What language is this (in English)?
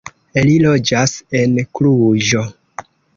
Esperanto